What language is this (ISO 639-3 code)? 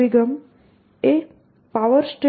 guj